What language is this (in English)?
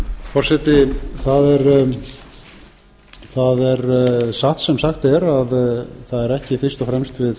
Icelandic